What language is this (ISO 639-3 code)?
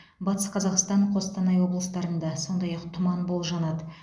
kaz